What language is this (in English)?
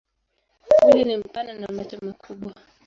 Swahili